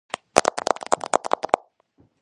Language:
Georgian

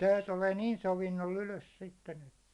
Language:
Finnish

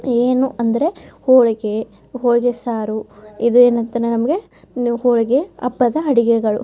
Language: Kannada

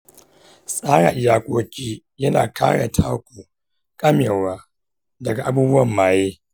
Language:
Hausa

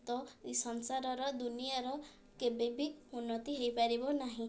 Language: Odia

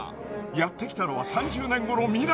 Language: Japanese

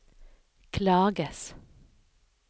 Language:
Norwegian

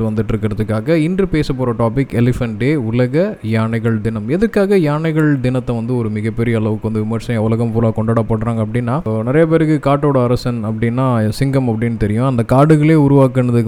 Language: Tamil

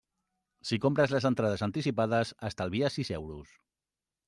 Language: Catalan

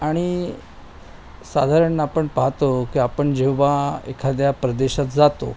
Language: Marathi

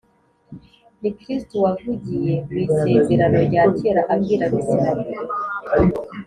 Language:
Kinyarwanda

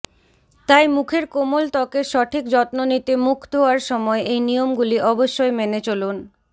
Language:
Bangla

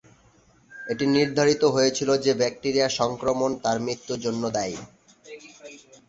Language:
Bangla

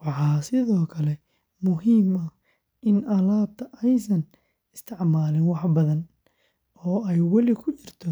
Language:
Somali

